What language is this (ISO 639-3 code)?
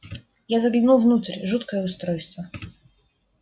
rus